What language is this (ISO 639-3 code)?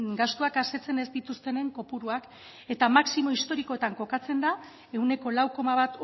eus